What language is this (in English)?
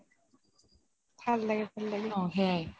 Assamese